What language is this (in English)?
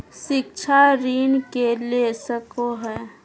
Magahi